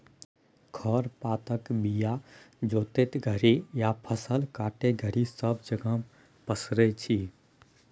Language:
Maithili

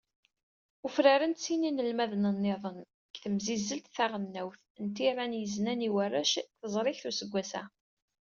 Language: Kabyle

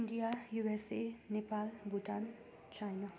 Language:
Nepali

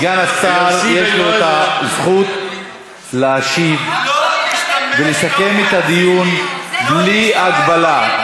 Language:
Hebrew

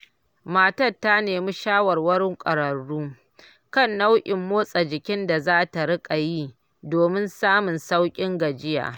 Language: Hausa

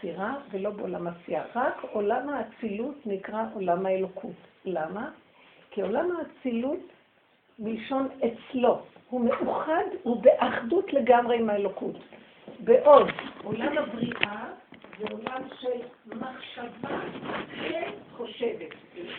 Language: Hebrew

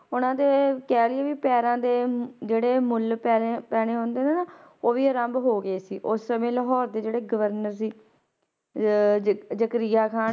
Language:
Punjabi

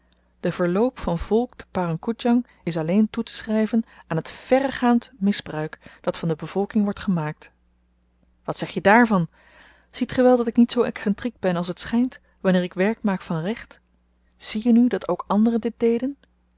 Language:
Dutch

